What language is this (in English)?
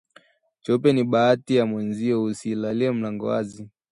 Swahili